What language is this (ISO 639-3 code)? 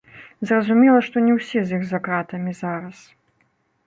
bel